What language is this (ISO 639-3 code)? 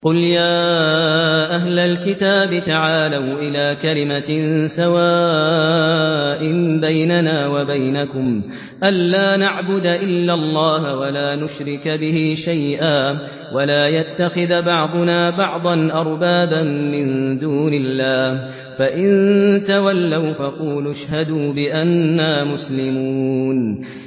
ara